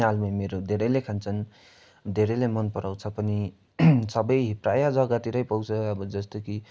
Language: Nepali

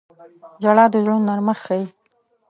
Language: Pashto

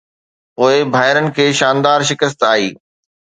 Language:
Sindhi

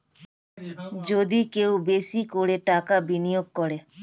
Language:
Bangla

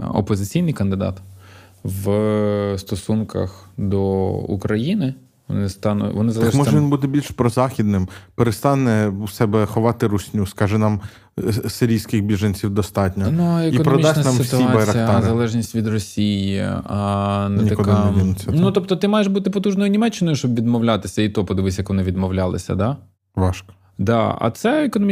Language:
Ukrainian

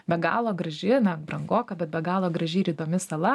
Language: Lithuanian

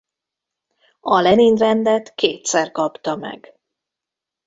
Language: Hungarian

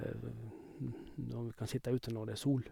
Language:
Norwegian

